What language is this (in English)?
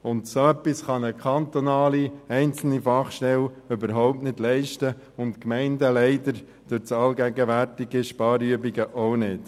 Swiss German